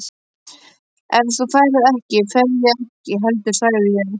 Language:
Icelandic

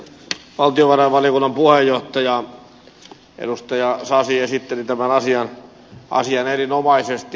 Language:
Finnish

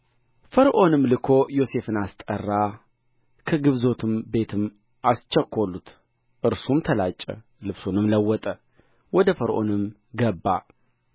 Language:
Amharic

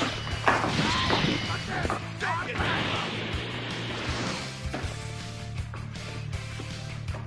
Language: English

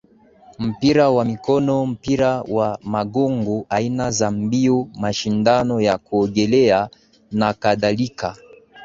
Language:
Swahili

